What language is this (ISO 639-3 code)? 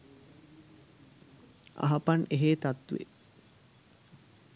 sin